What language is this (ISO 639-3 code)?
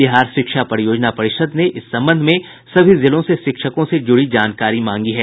hin